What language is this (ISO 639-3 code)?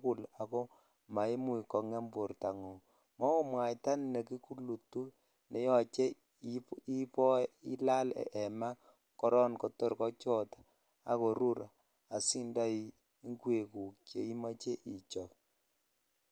kln